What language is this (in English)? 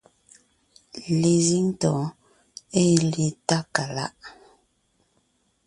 Ngiemboon